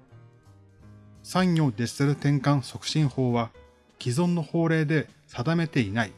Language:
Japanese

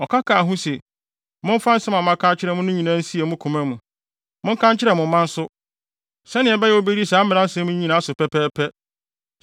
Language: Akan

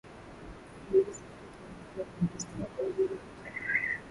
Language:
Swahili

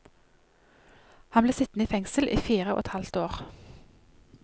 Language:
Norwegian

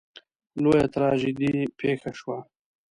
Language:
Pashto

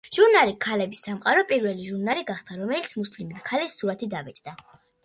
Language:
Georgian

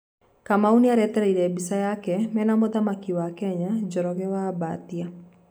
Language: Kikuyu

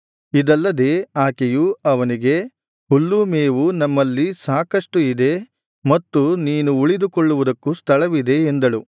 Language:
Kannada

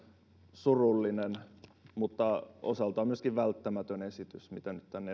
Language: Finnish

